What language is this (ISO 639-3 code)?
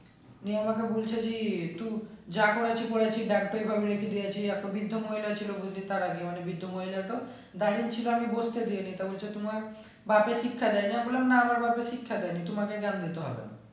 ben